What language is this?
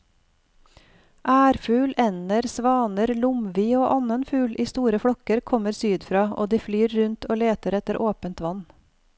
Norwegian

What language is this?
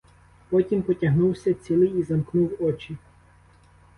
Ukrainian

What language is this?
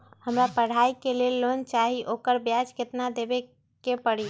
Magahi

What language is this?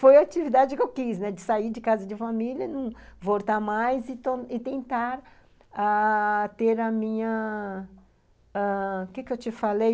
Portuguese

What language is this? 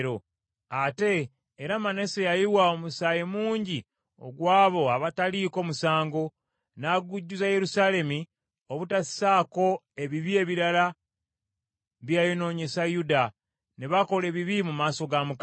Ganda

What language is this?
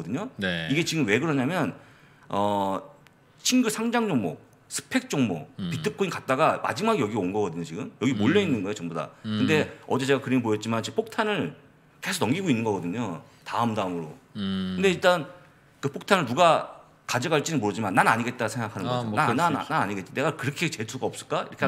Korean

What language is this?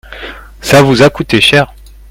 French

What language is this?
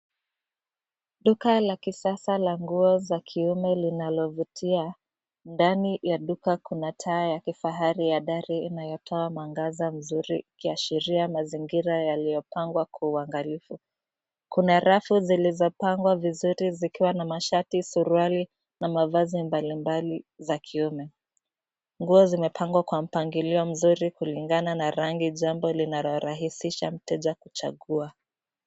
Swahili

